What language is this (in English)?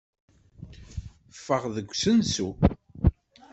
Kabyle